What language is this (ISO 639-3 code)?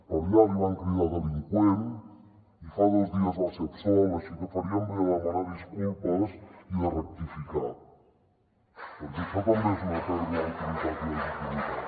cat